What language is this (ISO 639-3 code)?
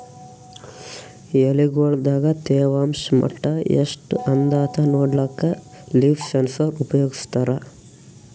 kan